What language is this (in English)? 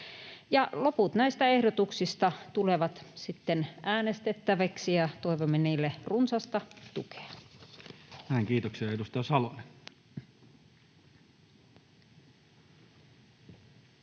Finnish